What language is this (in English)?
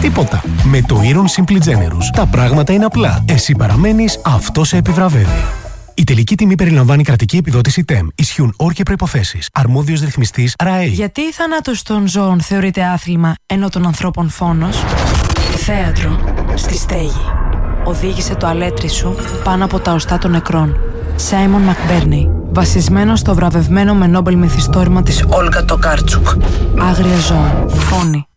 Greek